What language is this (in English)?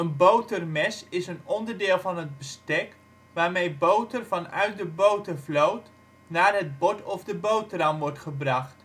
Dutch